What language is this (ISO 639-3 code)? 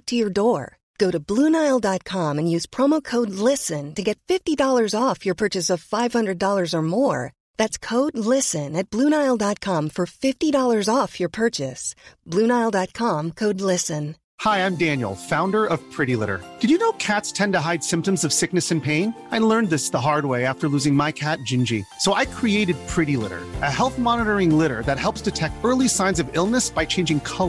swe